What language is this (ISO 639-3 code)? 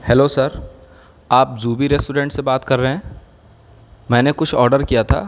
urd